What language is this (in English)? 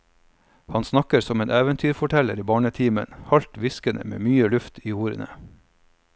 Norwegian